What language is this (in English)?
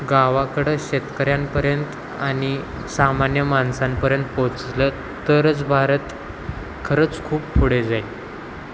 Marathi